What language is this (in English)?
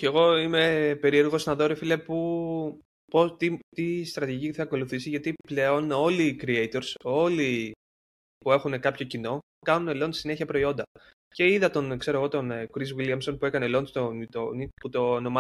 Greek